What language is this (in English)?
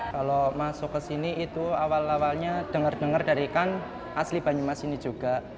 Indonesian